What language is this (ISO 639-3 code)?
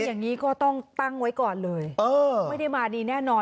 tha